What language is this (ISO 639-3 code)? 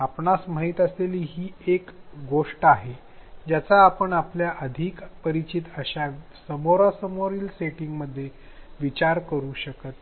mar